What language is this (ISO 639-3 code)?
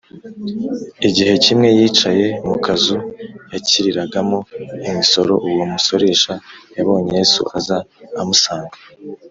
kin